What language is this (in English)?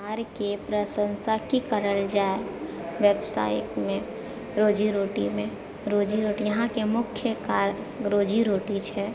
Maithili